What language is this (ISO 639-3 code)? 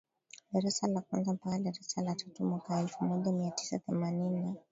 swa